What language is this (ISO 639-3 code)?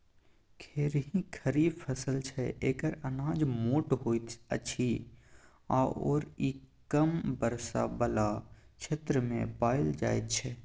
mai